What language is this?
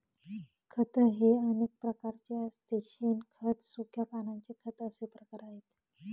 Marathi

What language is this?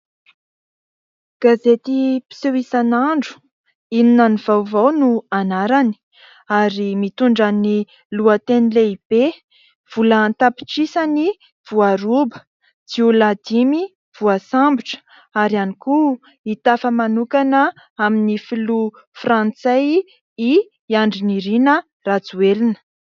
Malagasy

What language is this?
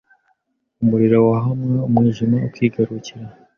Kinyarwanda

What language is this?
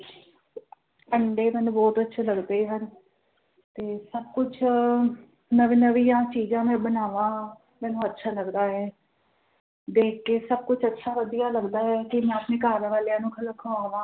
Punjabi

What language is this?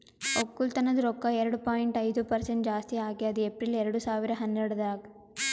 Kannada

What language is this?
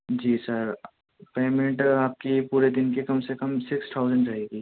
Urdu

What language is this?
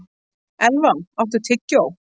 Icelandic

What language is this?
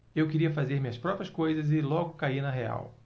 Portuguese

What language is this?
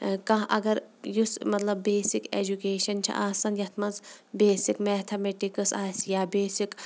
Kashmiri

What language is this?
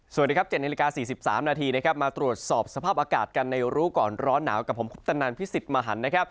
Thai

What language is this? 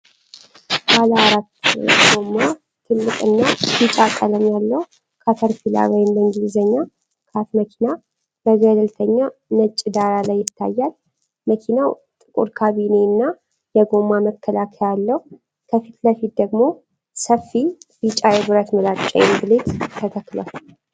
Amharic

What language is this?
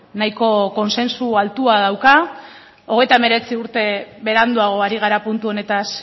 Basque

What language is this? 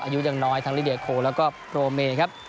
Thai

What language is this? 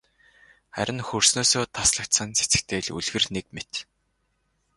Mongolian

